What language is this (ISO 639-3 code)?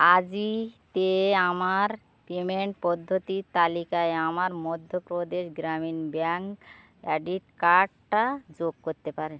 ben